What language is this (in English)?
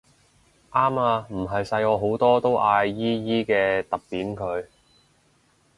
Cantonese